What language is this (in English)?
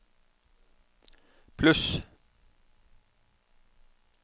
Norwegian